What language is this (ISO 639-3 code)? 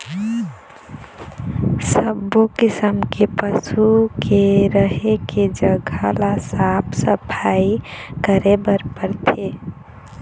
hne